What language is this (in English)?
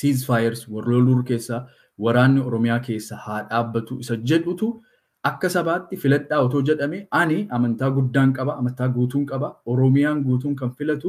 Indonesian